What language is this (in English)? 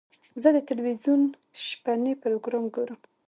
Pashto